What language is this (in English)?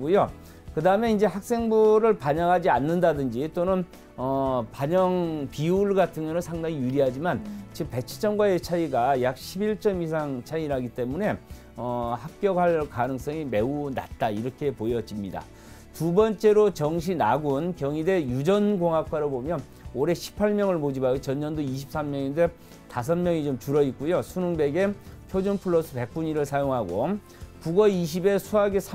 Korean